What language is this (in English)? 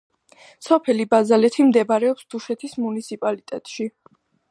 Georgian